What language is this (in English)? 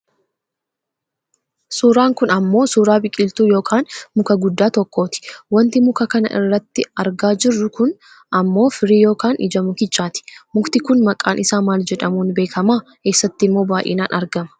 Oromo